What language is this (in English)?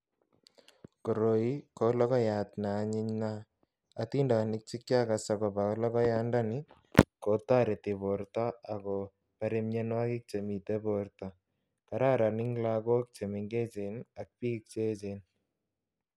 Kalenjin